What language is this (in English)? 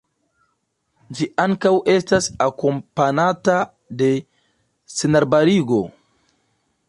Esperanto